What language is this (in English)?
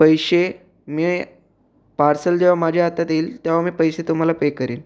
Marathi